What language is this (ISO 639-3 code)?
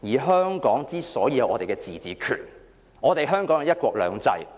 yue